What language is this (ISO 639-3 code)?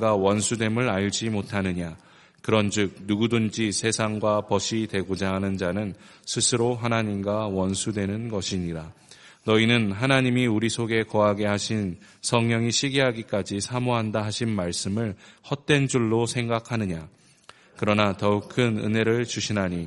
kor